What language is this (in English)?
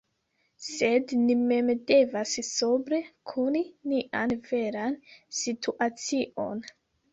Esperanto